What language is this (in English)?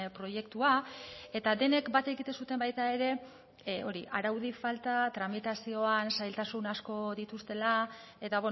Basque